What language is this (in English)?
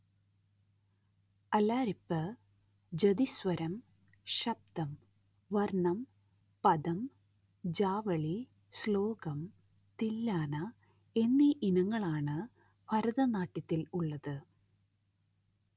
Malayalam